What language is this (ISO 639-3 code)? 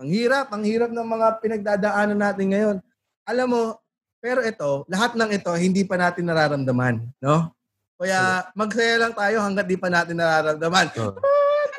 fil